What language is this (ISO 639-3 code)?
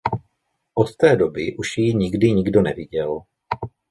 ces